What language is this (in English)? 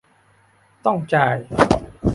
Thai